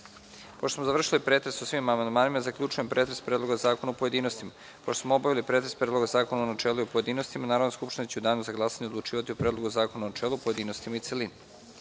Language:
Serbian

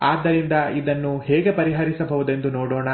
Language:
Kannada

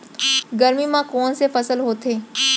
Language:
Chhattisgarhi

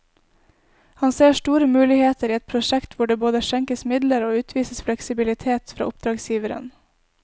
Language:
Norwegian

